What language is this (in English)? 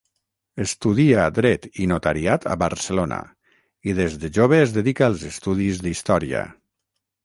Catalan